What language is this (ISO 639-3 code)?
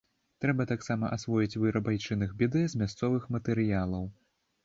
bel